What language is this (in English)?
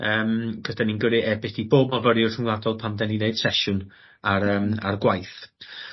Welsh